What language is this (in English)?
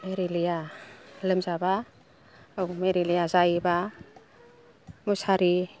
Bodo